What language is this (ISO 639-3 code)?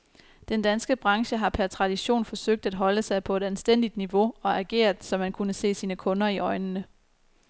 dan